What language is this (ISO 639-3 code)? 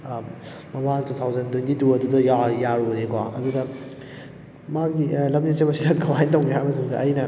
mni